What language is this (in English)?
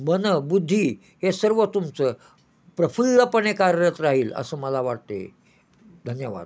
Marathi